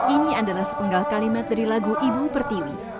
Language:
Indonesian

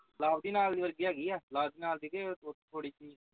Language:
Punjabi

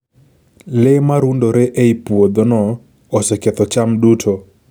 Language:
Luo (Kenya and Tanzania)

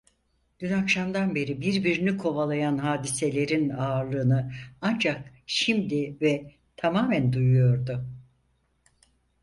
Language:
Turkish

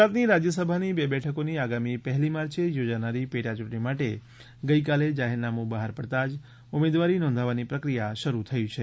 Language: Gujarati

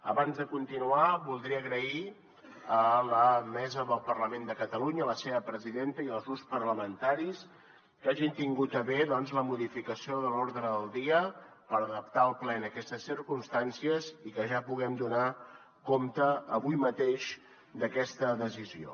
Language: Catalan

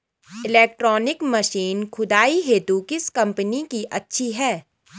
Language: Hindi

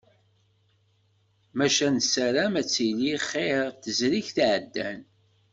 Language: Kabyle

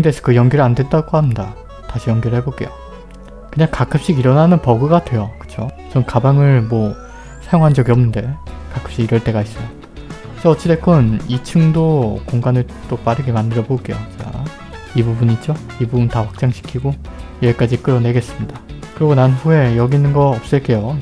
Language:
Korean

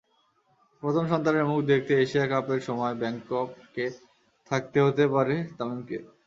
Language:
Bangla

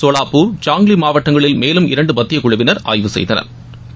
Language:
Tamil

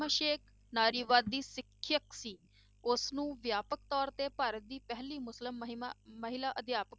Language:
Punjabi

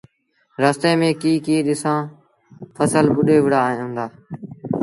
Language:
Sindhi Bhil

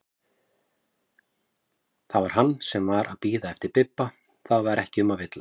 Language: Icelandic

